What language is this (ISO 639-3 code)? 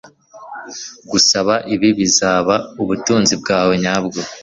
kin